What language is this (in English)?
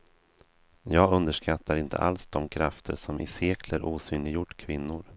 Swedish